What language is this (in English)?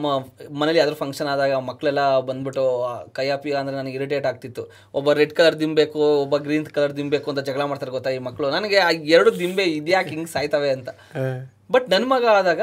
Kannada